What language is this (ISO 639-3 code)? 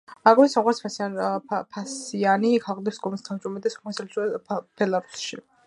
kat